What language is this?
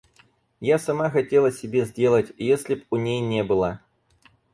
Russian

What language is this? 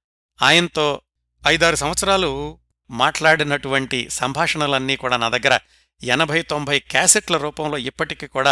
Telugu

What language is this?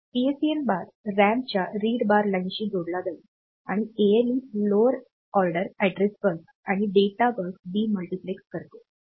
Marathi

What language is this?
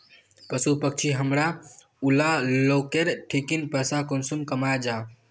Magahi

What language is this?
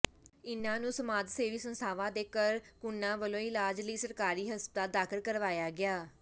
Punjabi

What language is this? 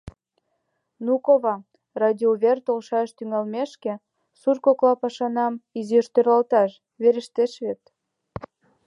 Mari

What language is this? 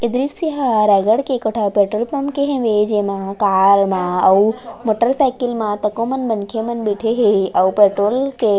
Chhattisgarhi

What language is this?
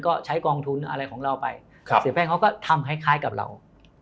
Thai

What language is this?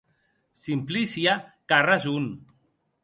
Occitan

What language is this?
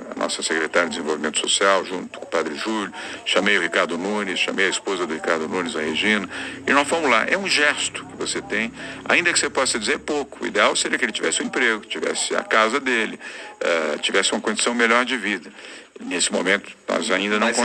Portuguese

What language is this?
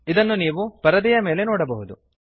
Kannada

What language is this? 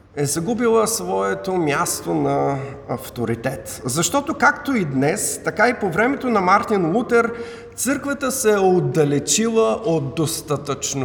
Bulgarian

